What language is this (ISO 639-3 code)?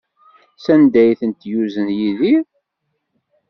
kab